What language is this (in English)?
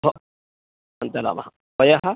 Sanskrit